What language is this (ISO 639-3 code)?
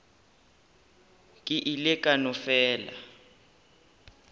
nso